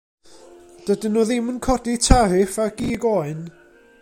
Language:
Welsh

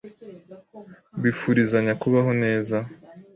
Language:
Kinyarwanda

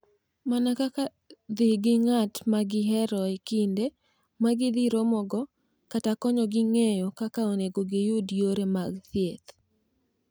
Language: Luo (Kenya and Tanzania)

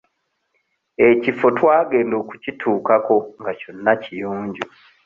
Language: Ganda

